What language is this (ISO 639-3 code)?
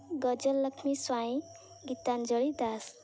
ori